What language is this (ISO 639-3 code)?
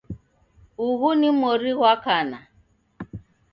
dav